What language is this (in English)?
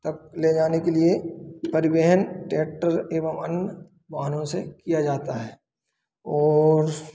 Hindi